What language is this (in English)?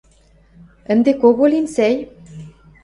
Western Mari